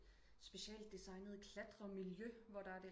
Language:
Danish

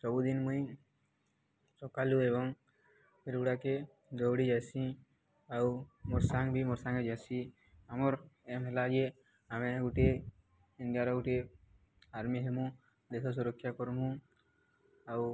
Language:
Odia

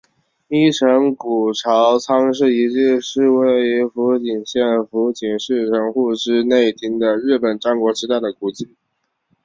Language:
Chinese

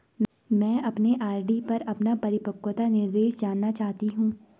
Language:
Hindi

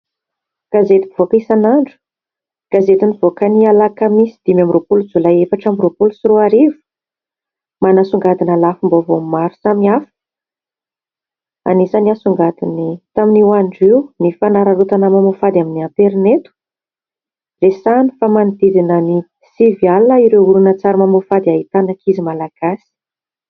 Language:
Malagasy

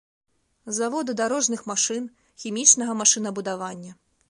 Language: Belarusian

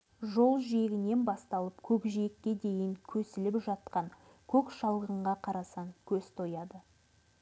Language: Kazakh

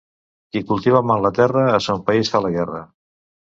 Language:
Catalan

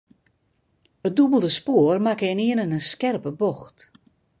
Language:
Western Frisian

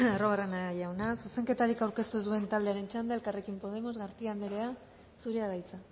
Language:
Basque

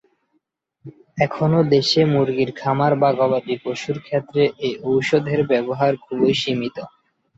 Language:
Bangla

